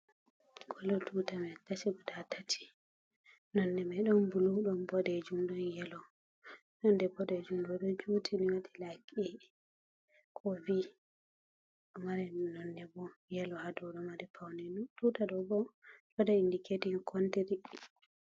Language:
Fula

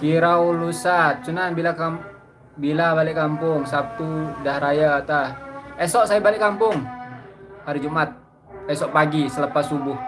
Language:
Indonesian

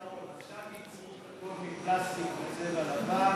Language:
Hebrew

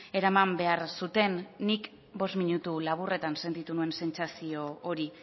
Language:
Basque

